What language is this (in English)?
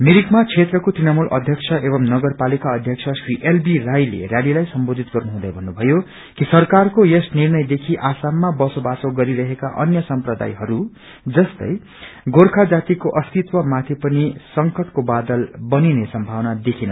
Nepali